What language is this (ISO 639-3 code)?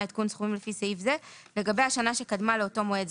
heb